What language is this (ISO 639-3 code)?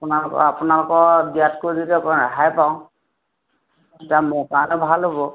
asm